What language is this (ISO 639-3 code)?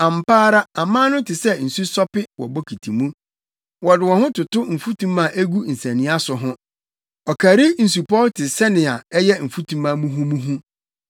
aka